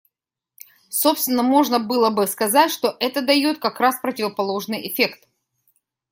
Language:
Russian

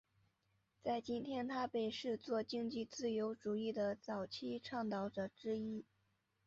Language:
Chinese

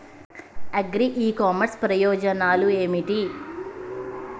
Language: Telugu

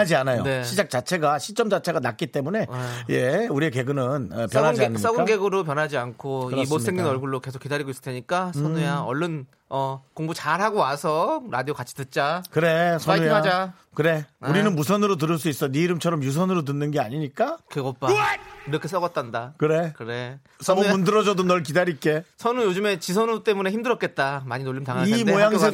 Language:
Korean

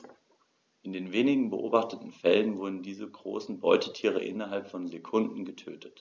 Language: German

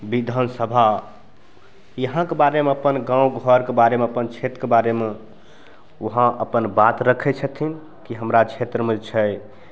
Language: Maithili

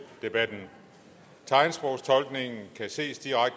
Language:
Danish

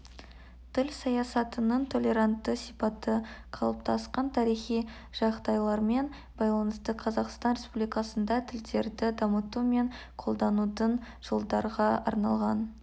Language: Kazakh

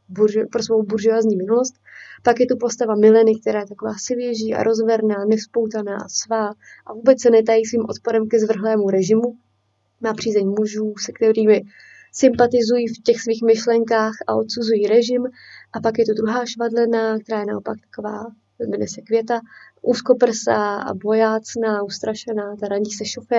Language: Czech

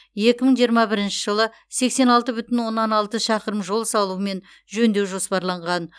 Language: Kazakh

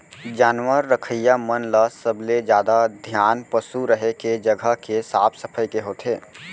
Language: Chhattisgarhi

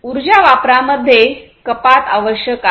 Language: Marathi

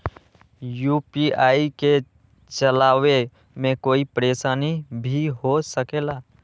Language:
Magahi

